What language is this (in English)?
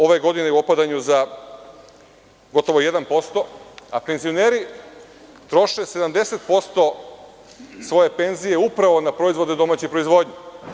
Serbian